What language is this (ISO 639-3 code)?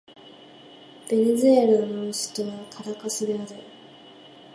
jpn